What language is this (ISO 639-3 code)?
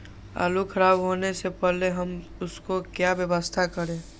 mag